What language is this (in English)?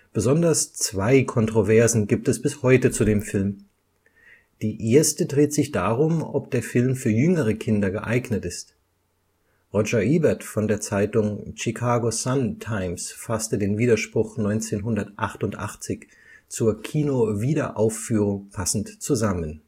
German